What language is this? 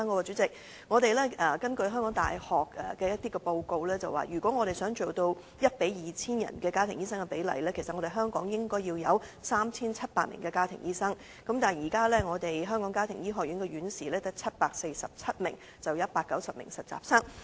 Cantonese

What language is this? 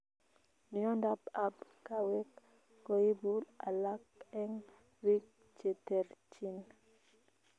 Kalenjin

